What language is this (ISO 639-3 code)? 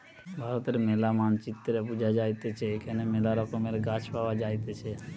ben